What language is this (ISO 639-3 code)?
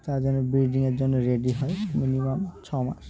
ben